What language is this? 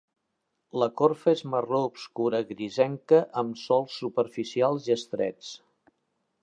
Catalan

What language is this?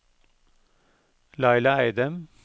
Norwegian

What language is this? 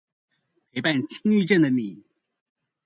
Chinese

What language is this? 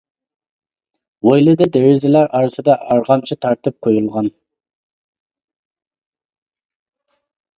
Uyghur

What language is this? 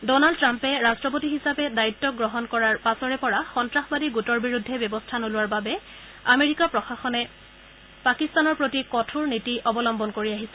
Assamese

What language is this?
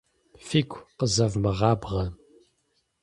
Kabardian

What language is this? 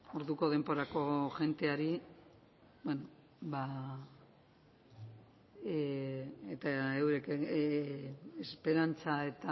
Basque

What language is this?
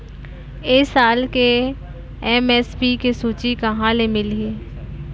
Chhattisgarhi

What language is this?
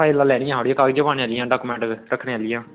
Dogri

